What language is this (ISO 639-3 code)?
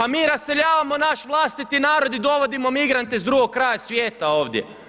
hrv